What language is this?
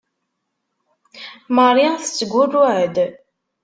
Kabyle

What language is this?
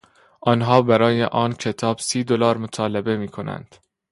Persian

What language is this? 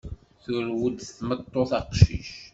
Kabyle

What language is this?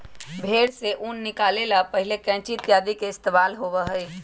Magahi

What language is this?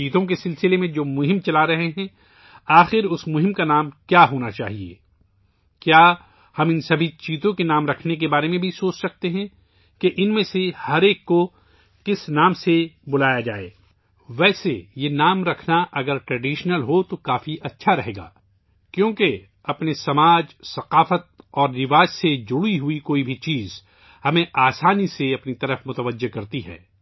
Urdu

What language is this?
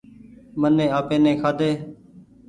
Goaria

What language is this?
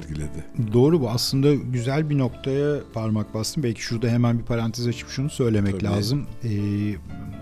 Turkish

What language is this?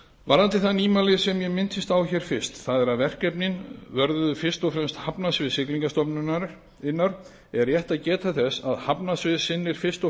Icelandic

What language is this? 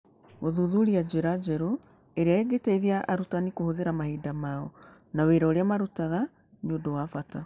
Kikuyu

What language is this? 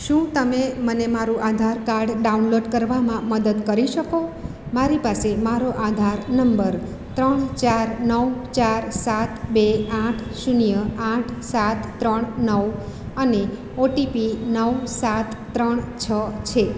Gujarati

